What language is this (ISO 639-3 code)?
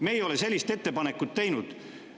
est